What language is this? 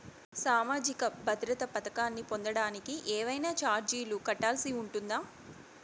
Telugu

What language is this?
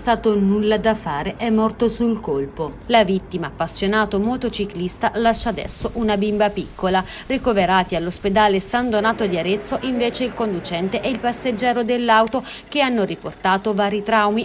Italian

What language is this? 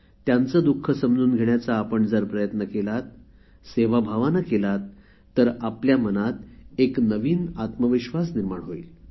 Marathi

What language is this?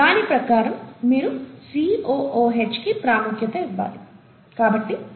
Telugu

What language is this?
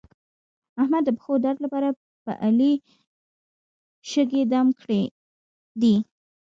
Pashto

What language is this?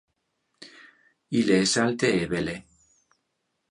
Interlingua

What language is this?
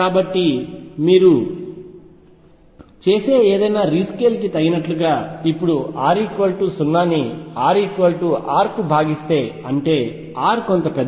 Telugu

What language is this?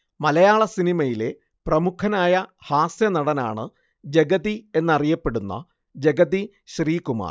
Malayalam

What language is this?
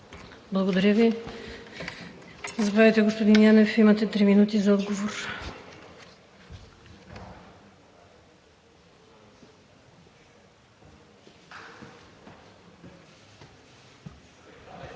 Bulgarian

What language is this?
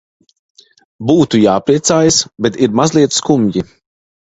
Latvian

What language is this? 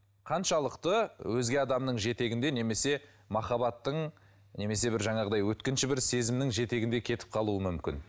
Kazakh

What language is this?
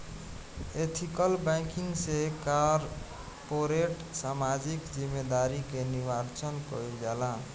Bhojpuri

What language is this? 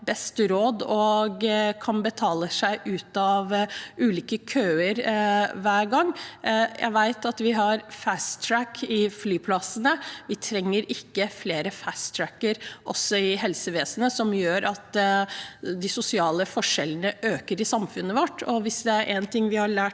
Norwegian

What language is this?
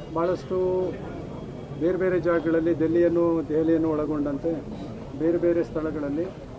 Romanian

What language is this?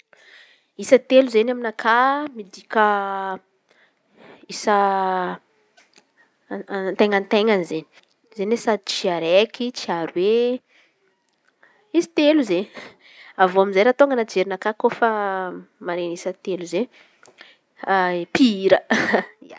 Antankarana Malagasy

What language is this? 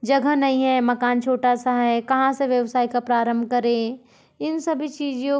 Hindi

